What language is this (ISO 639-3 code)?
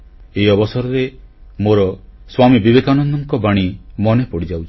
ori